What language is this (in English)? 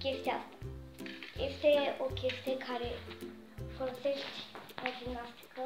Romanian